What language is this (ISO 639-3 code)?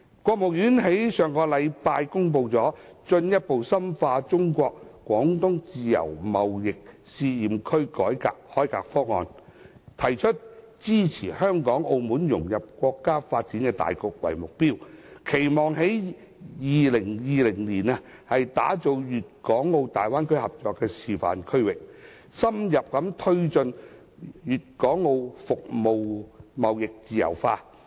yue